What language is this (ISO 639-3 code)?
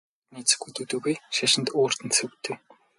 mon